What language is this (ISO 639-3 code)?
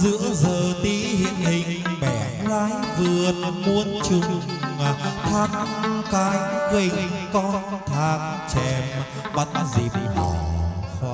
vie